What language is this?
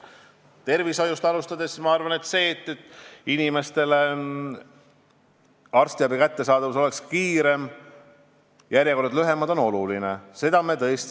Estonian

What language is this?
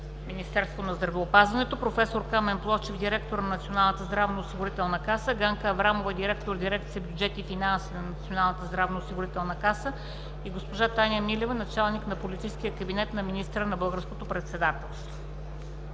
Bulgarian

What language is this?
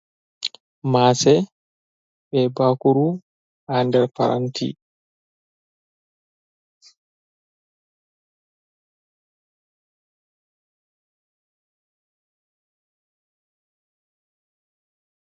Fula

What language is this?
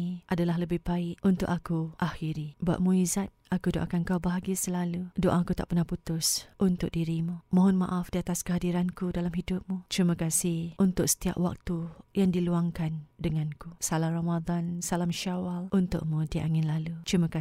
Malay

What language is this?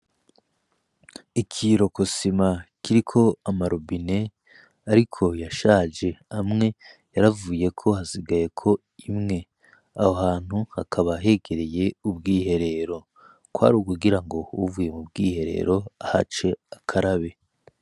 Rundi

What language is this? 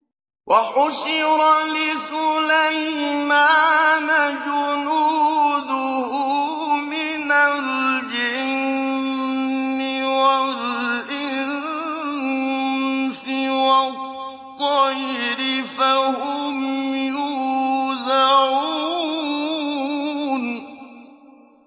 Arabic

